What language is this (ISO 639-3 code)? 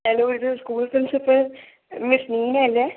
mal